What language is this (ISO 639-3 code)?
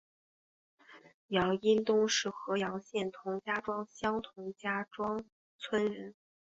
zho